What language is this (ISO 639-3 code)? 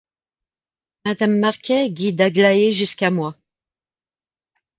fra